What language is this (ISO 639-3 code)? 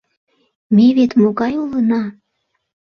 chm